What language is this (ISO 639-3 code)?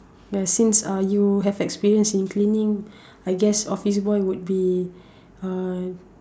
eng